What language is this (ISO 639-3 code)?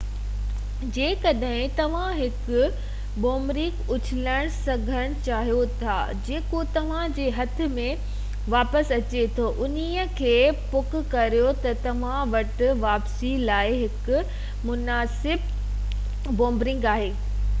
snd